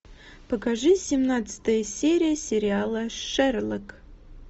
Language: Russian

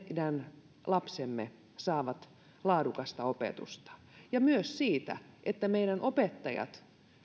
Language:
Finnish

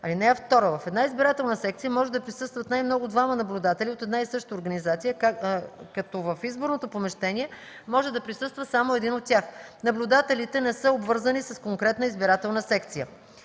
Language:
Bulgarian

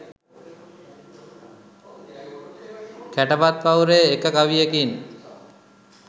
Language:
Sinhala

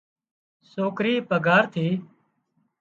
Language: Wadiyara Koli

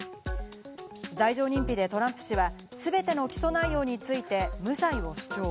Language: Japanese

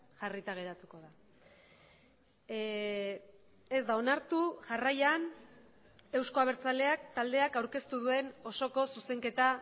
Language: Basque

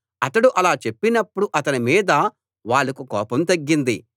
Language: Telugu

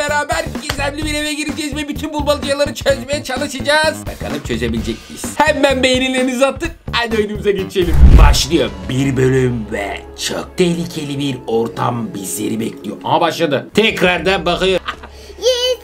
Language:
Turkish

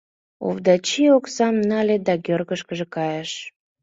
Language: Mari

